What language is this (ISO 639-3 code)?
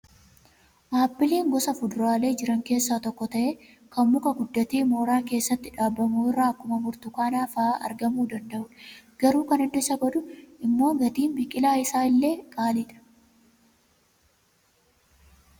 orm